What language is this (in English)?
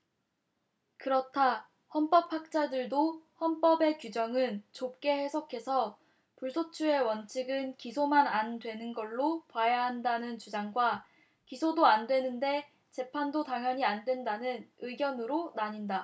Korean